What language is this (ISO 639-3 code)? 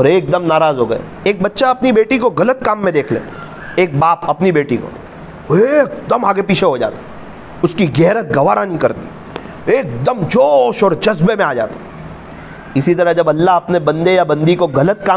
hin